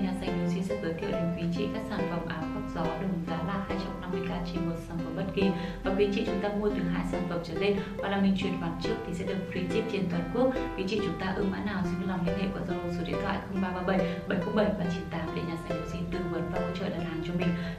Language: Vietnamese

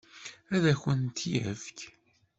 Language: Kabyle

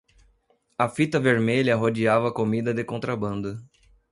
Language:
Portuguese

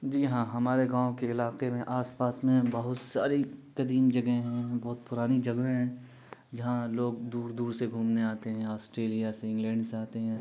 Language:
Urdu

